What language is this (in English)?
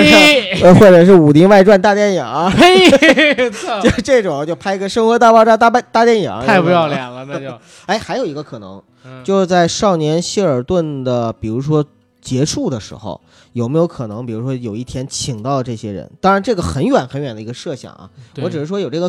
Chinese